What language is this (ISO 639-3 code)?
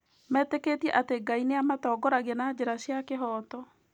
kik